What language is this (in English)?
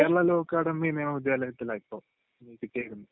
Malayalam